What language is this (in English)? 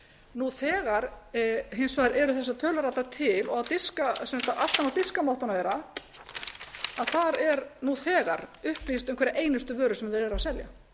Icelandic